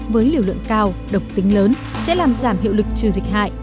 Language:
Vietnamese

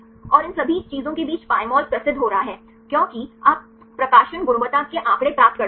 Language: Hindi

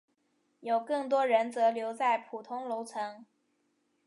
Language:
Chinese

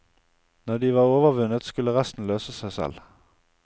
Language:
Norwegian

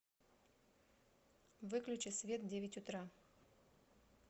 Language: Russian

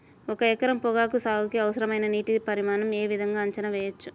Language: Telugu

